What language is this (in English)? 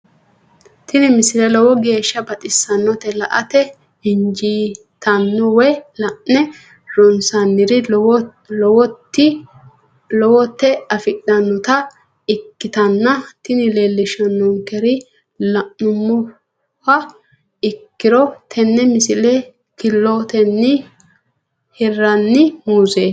Sidamo